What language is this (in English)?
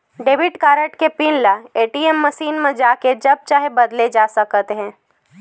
Chhattisgarhi